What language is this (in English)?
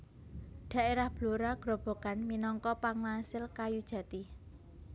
Javanese